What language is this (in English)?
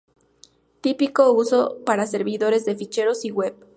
Spanish